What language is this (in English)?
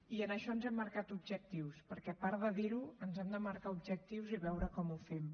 Catalan